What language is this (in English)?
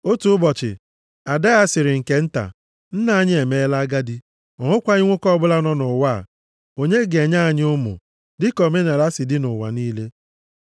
Igbo